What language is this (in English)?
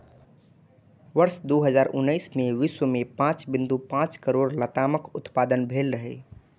Maithili